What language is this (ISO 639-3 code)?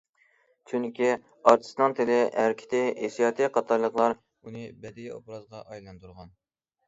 uig